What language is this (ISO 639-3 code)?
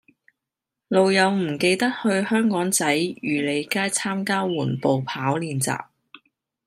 yue